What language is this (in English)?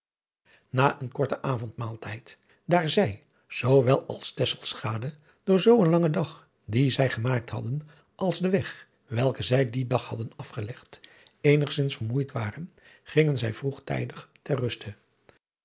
Dutch